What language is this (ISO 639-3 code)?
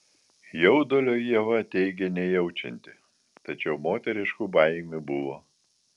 lit